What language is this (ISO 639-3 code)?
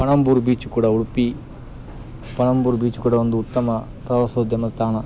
kan